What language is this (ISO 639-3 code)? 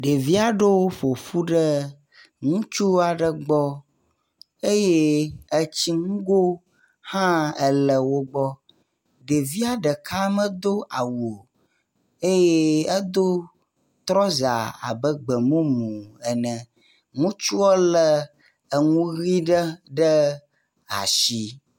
ewe